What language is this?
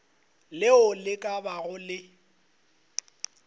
Northern Sotho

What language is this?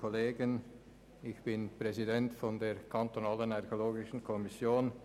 Swiss German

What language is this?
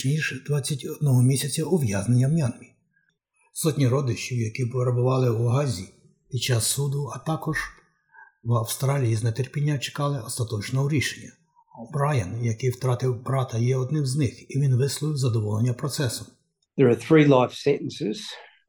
Ukrainian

